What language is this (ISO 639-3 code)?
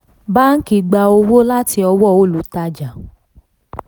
yor